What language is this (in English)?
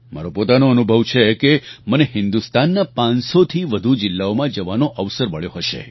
Gujarati